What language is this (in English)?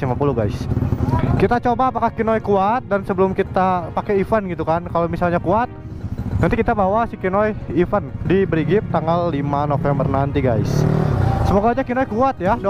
Indonesian